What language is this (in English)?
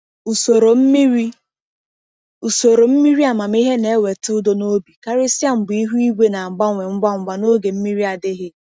Igbo